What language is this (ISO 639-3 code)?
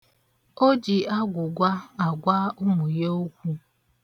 ibo